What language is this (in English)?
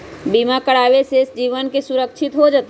Magahi